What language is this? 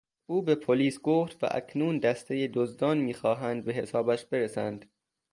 Persian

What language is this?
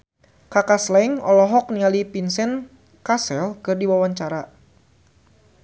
Sundanese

